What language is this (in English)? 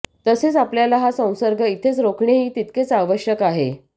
Marathi